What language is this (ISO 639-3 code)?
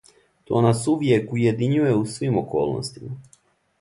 srp